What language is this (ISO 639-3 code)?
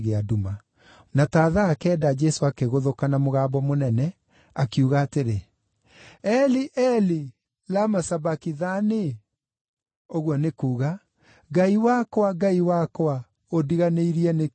kik